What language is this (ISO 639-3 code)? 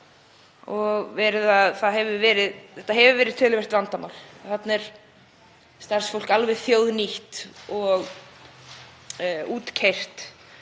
isl